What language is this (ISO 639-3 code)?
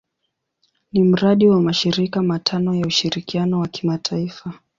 swa